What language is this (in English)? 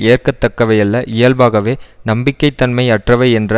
Tamil